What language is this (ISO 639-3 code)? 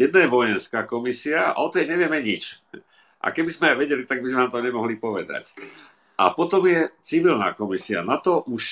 slk